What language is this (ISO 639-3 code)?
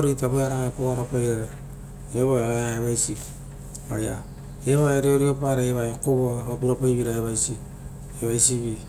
roo